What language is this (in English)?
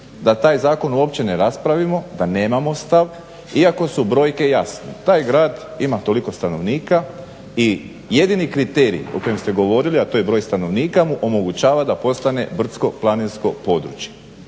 Croatian